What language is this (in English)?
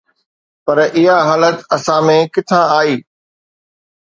Sindhi